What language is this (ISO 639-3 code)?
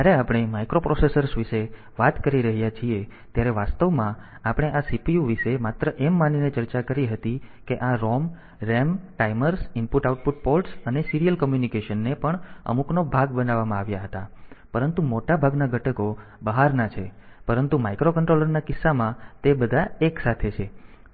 guj